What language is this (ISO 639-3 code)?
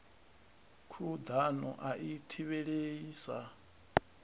ven